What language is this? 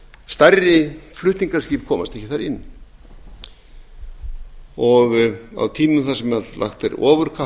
Icelandic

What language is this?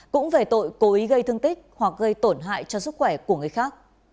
Vietnamese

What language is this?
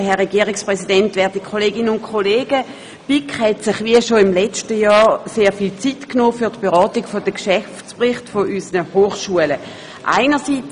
Swiss German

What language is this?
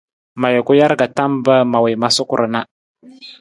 Nawdm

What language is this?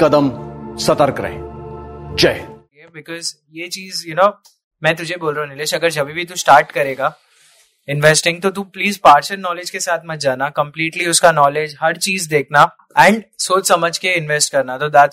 Hindi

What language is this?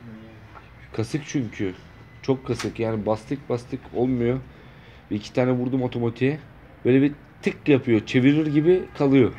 Turkish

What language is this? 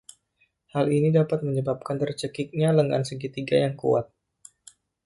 Indonesian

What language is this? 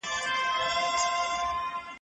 Pashto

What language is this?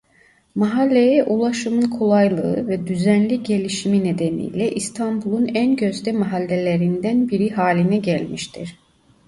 Turkish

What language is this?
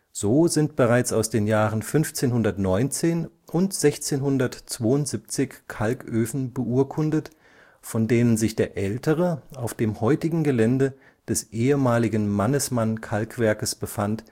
German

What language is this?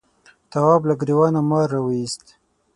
Pashto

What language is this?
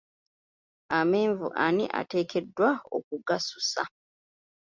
Ganda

